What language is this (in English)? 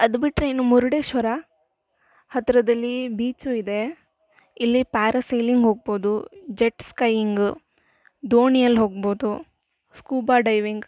Kannada